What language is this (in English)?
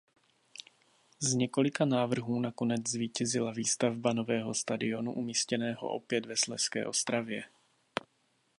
Czech